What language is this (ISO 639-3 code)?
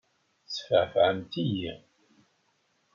kab